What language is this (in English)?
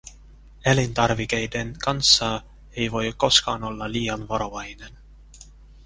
Finnish